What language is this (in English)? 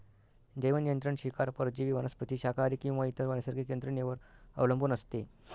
Marathi